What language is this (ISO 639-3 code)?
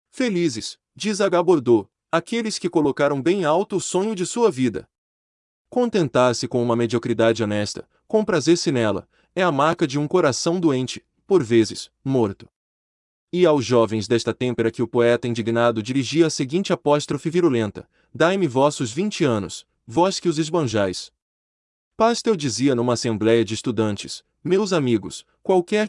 por